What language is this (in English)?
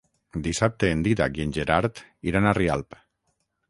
Catalan